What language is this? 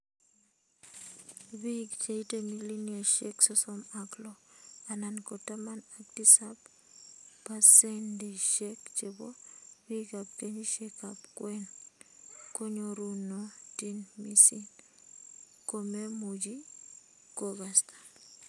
Kalenjin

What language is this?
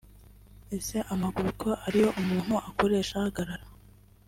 Kinyarwanda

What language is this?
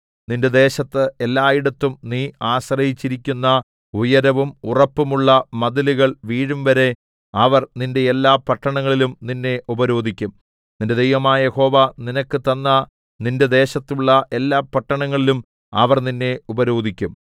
Malayalam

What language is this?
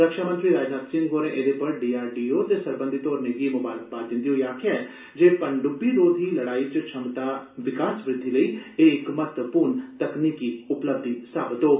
Dogri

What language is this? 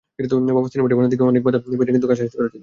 Bangla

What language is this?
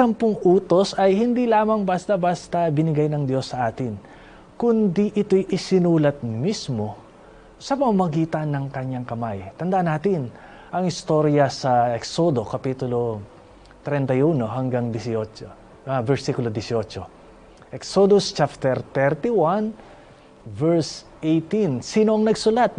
Filipino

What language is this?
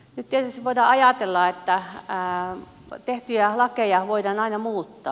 Finnish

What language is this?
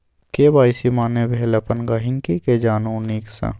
Maithili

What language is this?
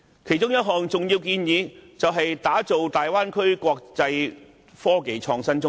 Cantonese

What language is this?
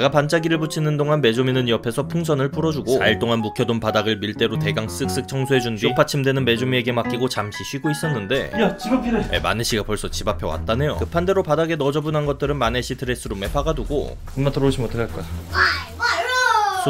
Korean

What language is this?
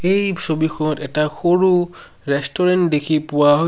Assamese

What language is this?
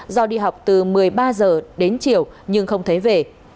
Vietnamese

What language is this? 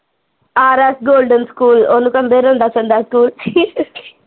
Punjabi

